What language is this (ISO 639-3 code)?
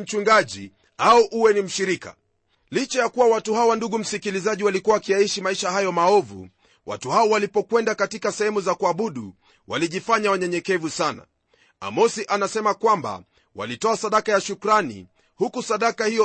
swa